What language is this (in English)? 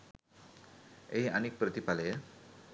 Sinhala